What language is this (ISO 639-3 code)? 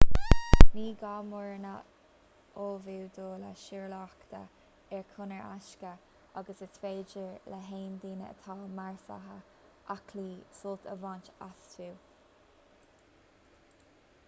gle